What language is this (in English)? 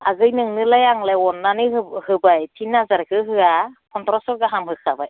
Bodo